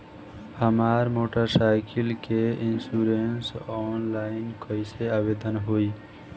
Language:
Bhojpuri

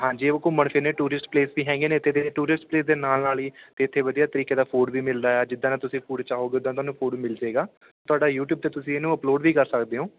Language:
Punjabi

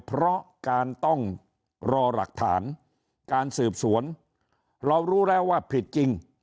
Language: Thai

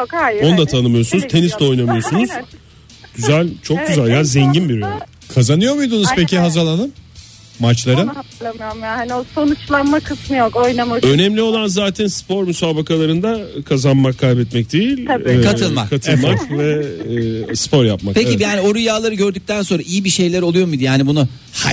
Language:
Turkish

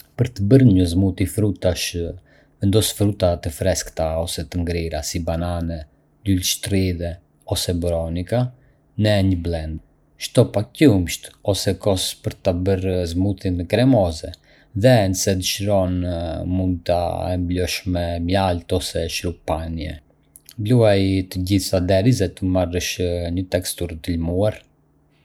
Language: Arbëreshë Albanian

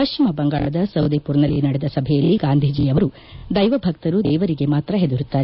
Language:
Kannada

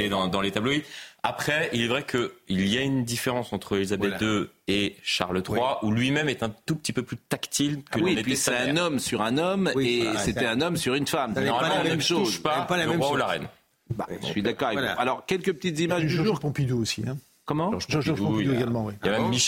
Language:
French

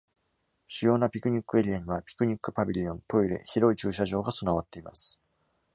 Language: Japanese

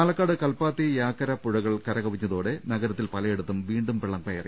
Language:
Malayalam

